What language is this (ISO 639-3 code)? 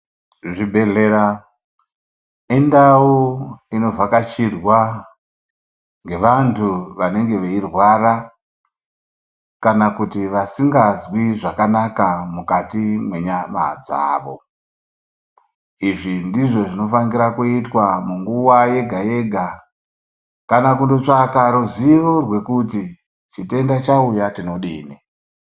ndc